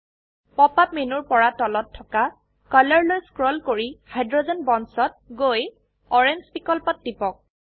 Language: Assamese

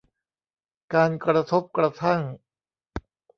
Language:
Thai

